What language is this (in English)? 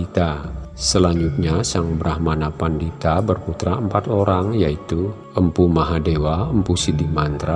Indonesian